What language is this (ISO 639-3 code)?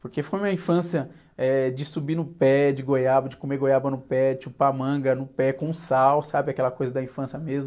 por